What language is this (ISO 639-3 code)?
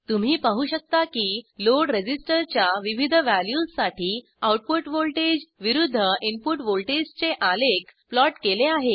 mar